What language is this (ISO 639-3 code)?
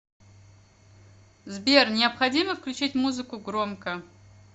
rus